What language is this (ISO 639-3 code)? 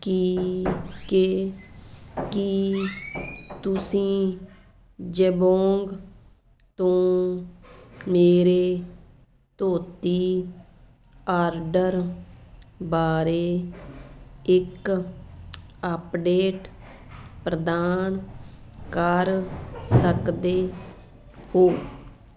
pan